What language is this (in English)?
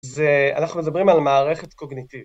Hebrew